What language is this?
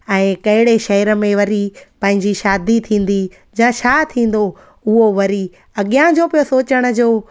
Sindhi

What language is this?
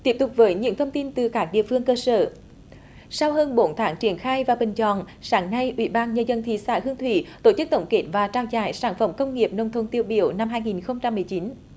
Vietnamese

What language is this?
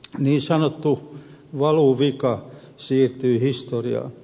Finnish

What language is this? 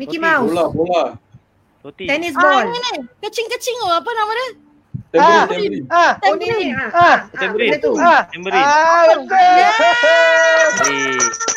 Malay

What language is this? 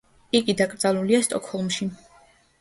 Georgian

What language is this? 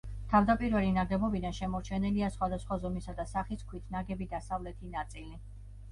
Georgian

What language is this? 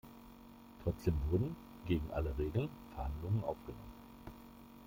German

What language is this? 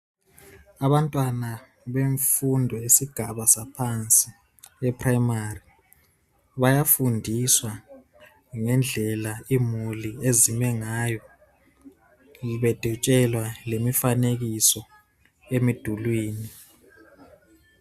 North Ndebele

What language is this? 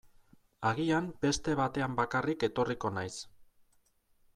Basque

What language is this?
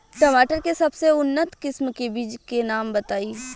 Bhojpuri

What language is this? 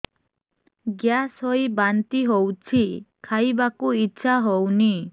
Odia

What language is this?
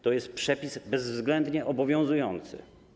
Polish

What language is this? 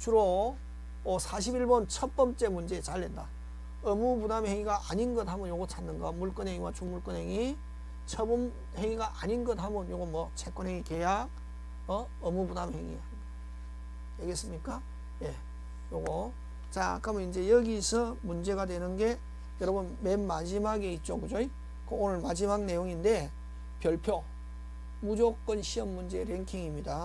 Korean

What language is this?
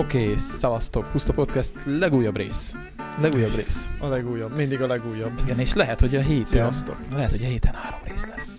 Hungarian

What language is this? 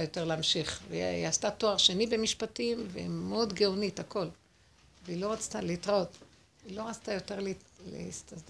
Hebrew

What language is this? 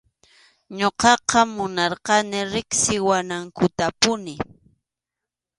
Arequipa-La Unión Quechua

